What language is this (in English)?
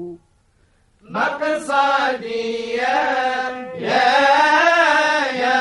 Arabic